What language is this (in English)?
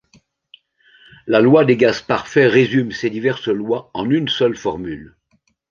French